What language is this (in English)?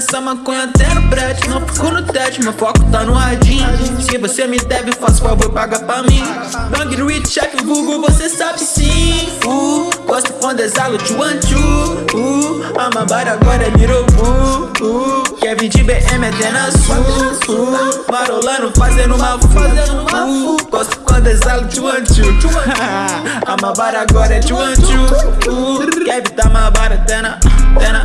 Portuguese